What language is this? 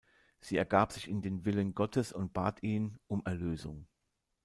German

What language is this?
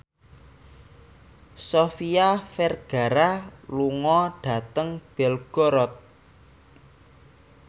Javanese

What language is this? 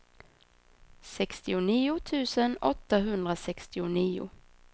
Swedish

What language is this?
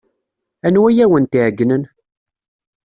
Kabyle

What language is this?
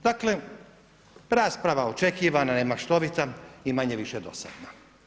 Croatian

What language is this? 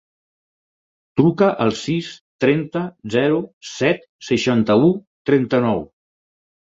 Catalan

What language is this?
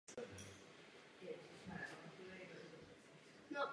Czech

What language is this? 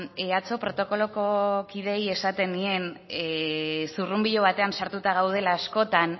Basque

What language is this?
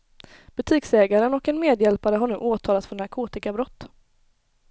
Swedish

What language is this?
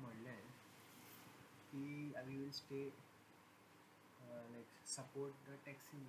Marathi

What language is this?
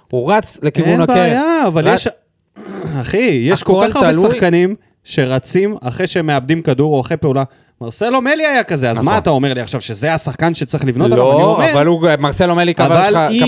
Hebrew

